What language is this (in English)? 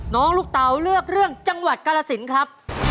Thai